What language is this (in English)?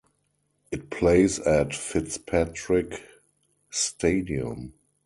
English